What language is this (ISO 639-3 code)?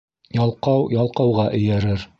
bak